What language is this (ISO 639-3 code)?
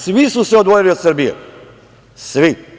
srp